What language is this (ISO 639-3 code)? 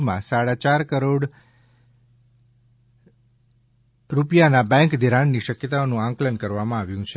guj